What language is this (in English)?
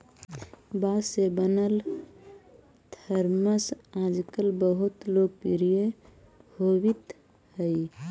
Magahi